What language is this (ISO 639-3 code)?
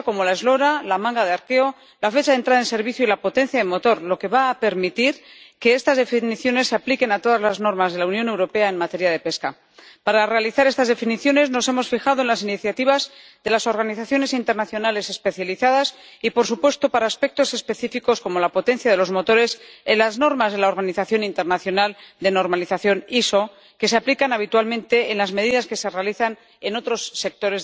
spa